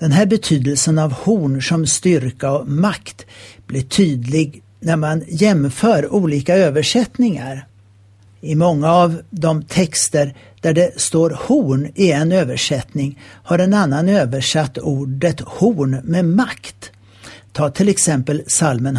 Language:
Swedish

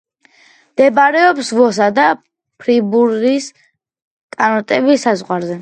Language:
Georgian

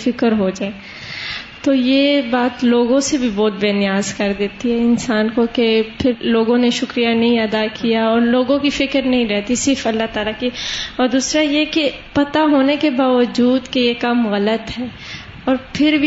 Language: Urdu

